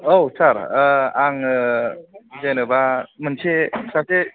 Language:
Bodo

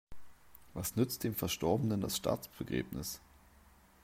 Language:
German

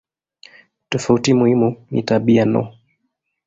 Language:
Swahili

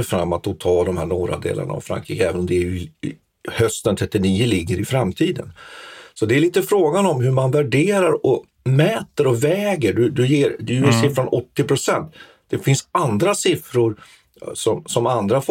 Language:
Swedish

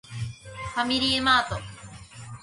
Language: Japanese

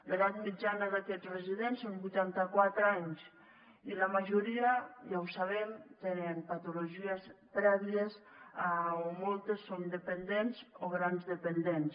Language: Catalan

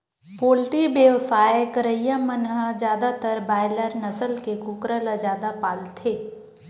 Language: Chhattisgarhi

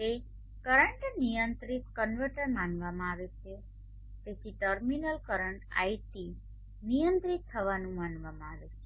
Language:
Gujarati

